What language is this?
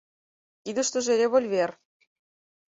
Mari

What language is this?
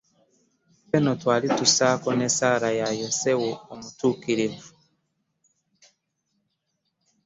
Ganda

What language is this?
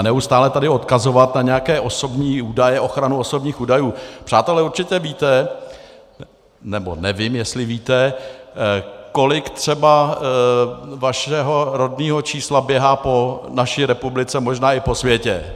Czech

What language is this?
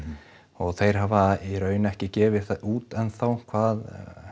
Icelandic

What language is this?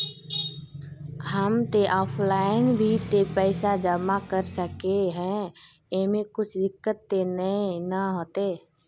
Magahi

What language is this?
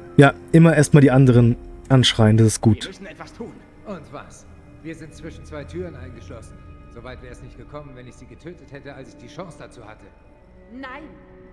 German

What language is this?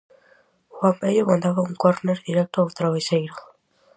Galician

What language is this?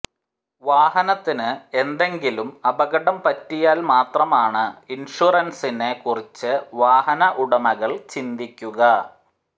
Malayalam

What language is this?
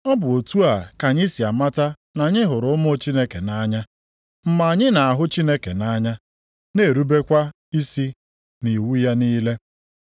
Igbo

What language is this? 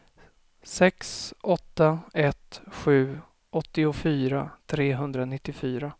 Swedish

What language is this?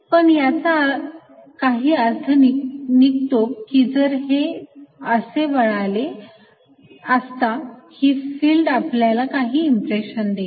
Marathi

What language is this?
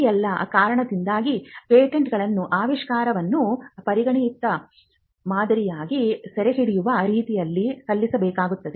Kannada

